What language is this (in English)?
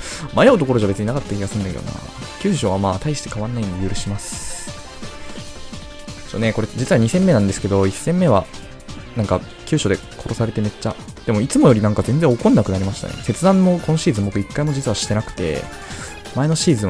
Japanese